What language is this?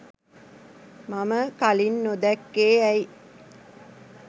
Sinhala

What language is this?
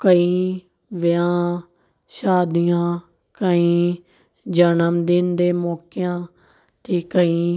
Punjabi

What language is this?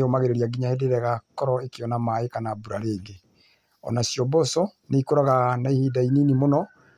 Kikuyu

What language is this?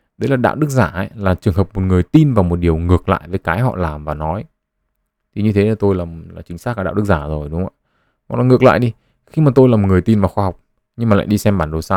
Vietnamese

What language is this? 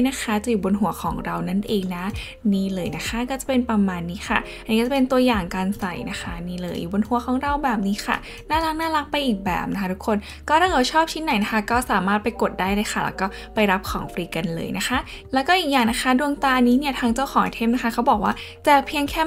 Thai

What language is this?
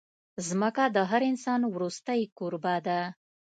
Pashto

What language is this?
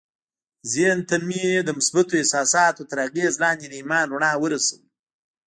Pashto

